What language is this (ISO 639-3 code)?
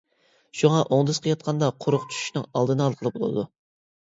uig